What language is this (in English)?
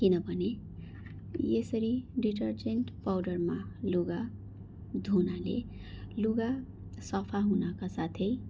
Nepali